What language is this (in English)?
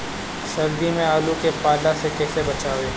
Bhojpuri